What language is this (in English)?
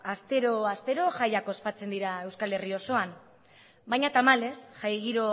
Basque